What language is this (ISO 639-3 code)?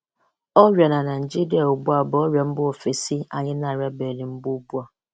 ibo